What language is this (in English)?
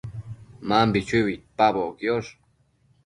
Matsés